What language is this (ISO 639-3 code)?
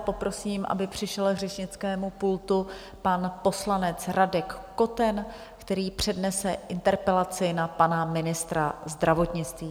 ces